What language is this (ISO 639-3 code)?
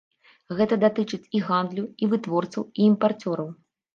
bel